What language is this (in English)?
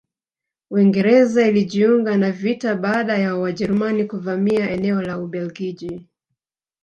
Swahili